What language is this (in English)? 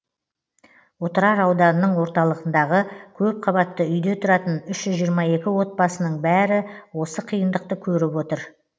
Kazakh